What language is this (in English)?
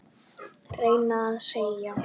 Icelandic